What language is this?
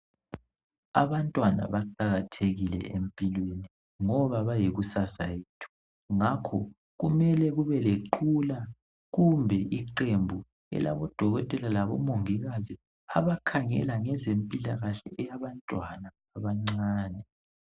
North Ndebele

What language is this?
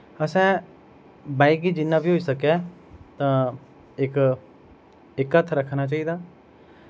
Dogri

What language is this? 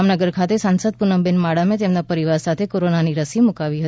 Gujarati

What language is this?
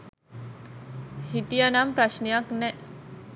Sinhala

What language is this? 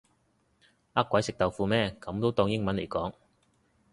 Cantonese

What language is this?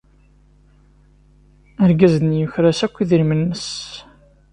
Kabyle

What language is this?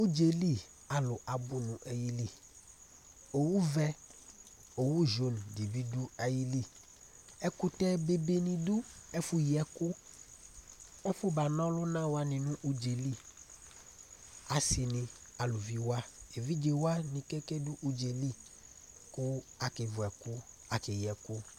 Ikposo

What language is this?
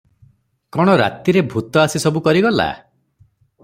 Odia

